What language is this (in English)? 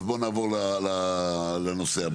Hebrew